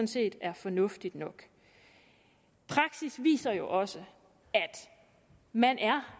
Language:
Danish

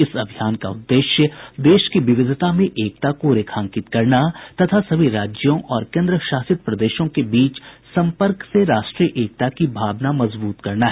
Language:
Hindi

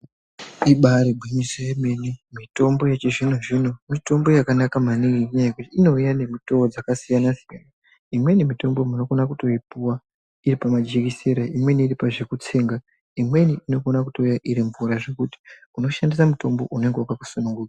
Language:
Ndau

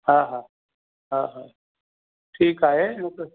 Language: Sindhi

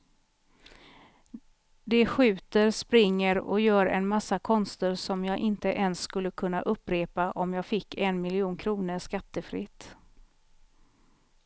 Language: Swedish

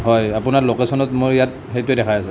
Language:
Assamese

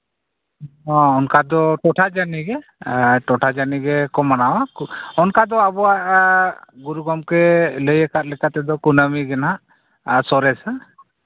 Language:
Santali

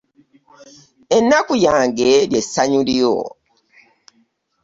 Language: Ganda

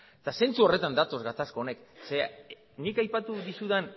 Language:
Basque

